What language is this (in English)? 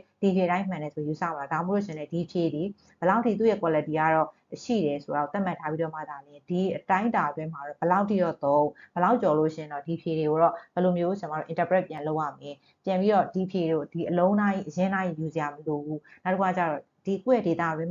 Thai